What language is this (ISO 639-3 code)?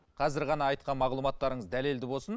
kaz